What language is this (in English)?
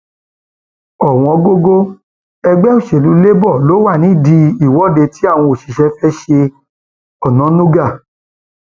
Yoruba